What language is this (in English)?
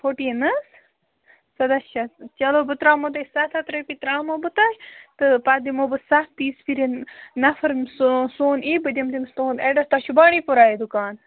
Kashmiri